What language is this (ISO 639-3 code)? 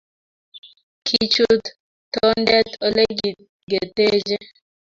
kln